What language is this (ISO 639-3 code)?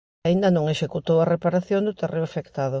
glg